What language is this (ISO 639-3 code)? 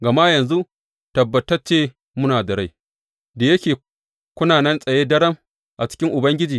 hau